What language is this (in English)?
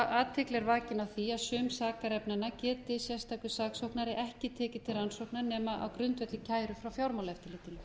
Icelandic